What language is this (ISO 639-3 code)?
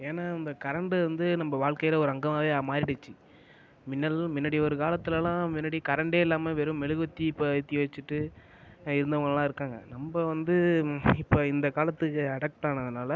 tam